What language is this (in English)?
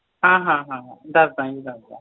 Punjabi